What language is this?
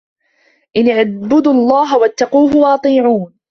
Arabic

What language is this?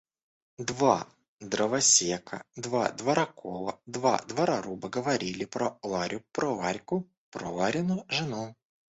Russian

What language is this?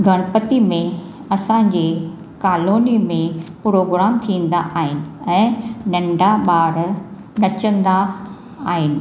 Sindhi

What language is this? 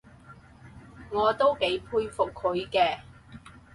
Cantonese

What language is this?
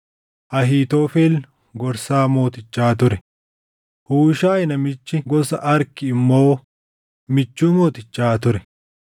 Oromo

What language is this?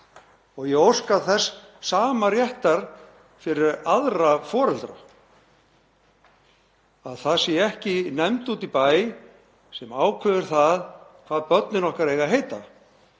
Icelandic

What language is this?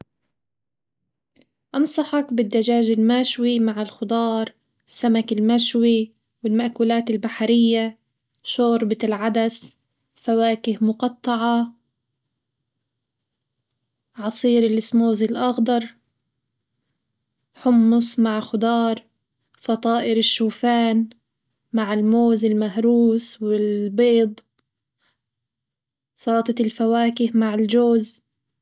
Hijazi Arabic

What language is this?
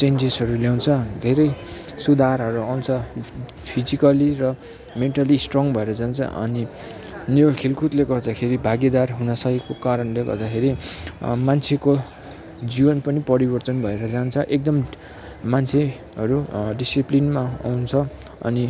Nepali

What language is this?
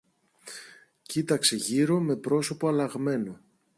Greek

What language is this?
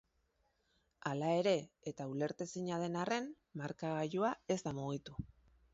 Basque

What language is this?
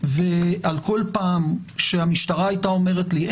Hebrew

